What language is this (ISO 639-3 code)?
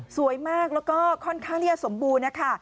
tha